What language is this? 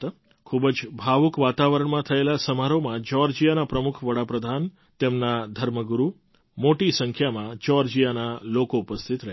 Gujarati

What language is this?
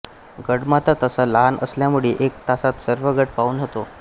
Marathi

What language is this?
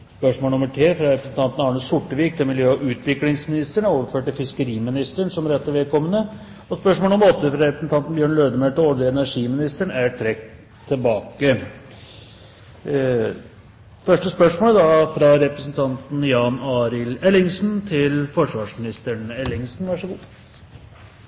Norwegian Bokmål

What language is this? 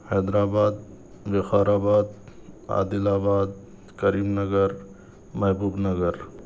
Urdu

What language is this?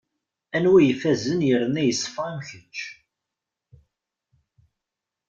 Kabyle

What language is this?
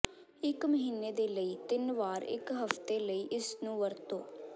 Punjabi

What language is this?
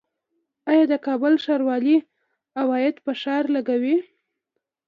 Pashto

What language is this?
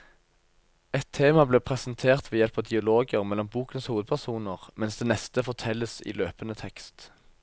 Norwegian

